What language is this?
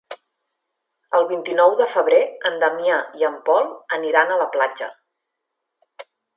Catalan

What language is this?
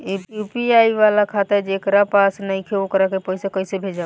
Bhojpuri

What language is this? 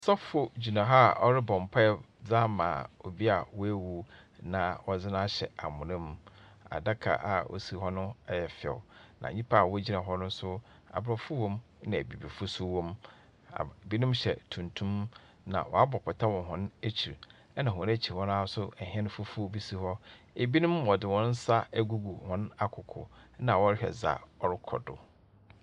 Akan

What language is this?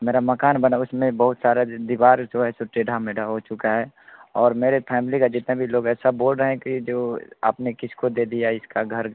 Hindi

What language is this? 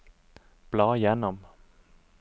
Norwegian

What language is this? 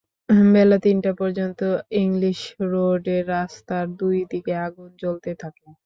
Bangla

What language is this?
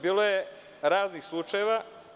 Serbian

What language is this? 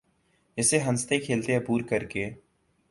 Urdu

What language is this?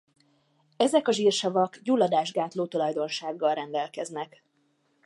Hungarian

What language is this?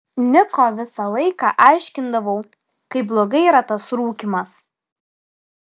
Lithuanian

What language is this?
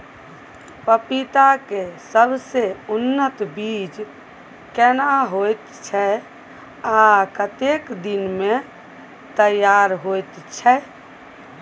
Maithili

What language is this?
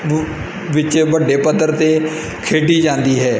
Punjabi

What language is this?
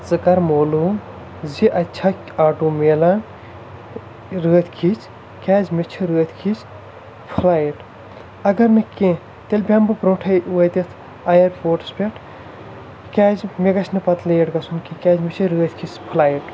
Kashmiri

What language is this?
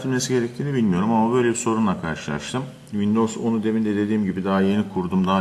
Turkish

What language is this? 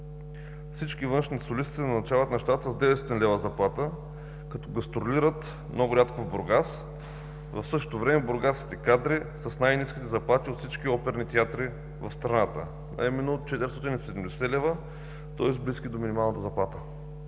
Bulgarian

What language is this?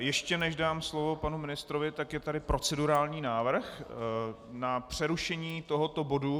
Czech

